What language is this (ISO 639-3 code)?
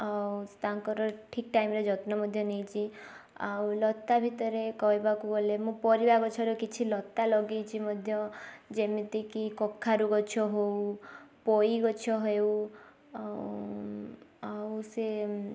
ori